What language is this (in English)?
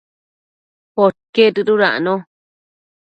Matsés